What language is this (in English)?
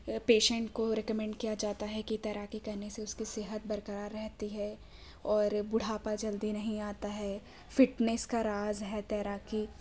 Urdu